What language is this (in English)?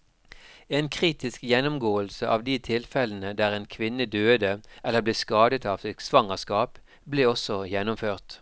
Norwegian